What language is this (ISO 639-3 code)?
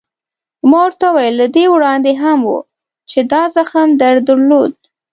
pus